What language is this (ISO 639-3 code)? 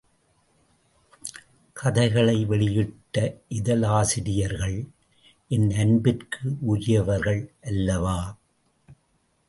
tam